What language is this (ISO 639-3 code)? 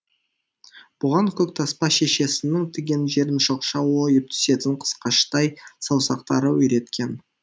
kaz